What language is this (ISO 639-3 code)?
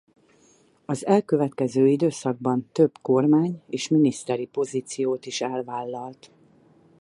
hun